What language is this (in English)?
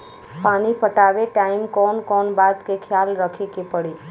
Bhojpuri